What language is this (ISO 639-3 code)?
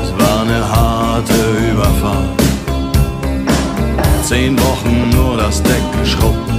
deu